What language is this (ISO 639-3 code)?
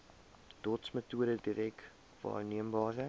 afr